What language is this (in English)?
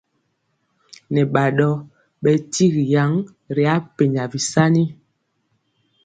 Mpiemo